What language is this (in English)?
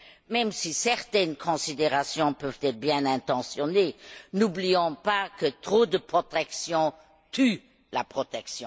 French